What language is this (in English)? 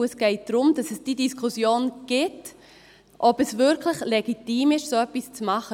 Swiss German